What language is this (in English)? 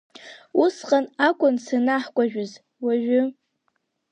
Abkhazian